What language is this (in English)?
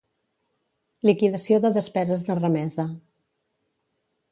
Catalan